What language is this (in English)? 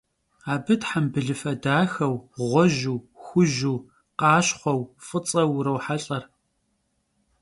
Kabardian